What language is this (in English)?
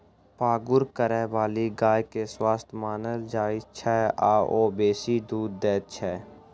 Maithili